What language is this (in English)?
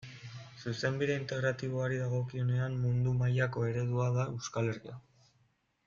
Basque